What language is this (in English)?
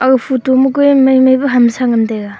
Wancho Naga